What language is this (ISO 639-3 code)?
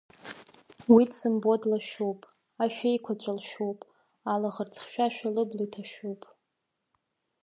abk